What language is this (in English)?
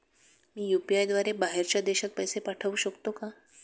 Marathi